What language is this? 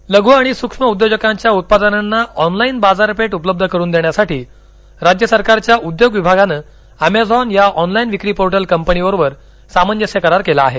Marathi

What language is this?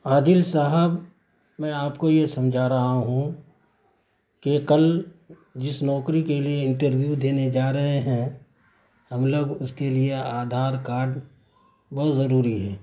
Urdu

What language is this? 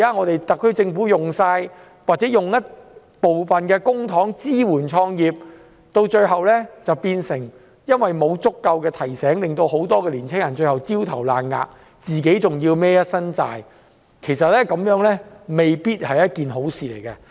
Cantonese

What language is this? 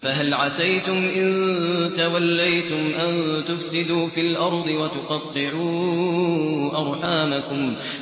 Arabic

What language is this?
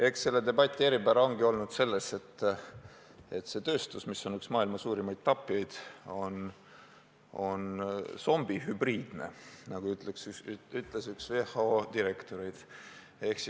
Estonian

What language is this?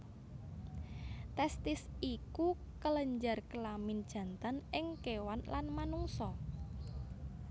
Javanese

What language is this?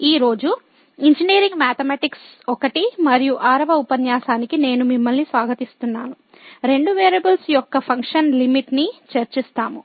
Telugu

